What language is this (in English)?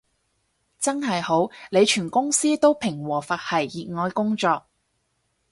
Cantonese